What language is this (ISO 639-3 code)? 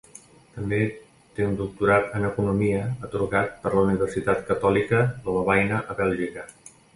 cat